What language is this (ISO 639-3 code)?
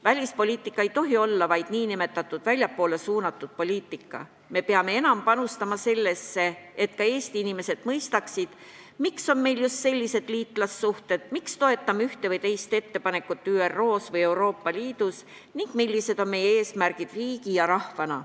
est